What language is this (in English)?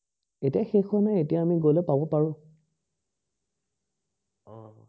Assamese